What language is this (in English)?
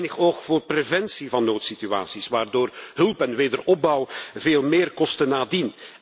Dutch